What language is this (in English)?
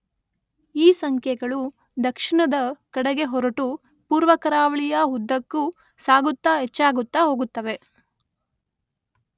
Kannada